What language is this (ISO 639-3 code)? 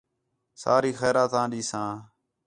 xhe